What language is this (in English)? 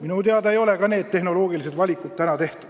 Estonian